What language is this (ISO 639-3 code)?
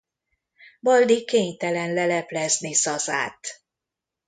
hun